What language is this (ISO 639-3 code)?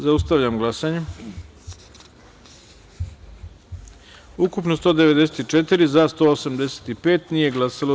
srp